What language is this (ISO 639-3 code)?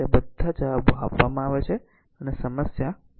guj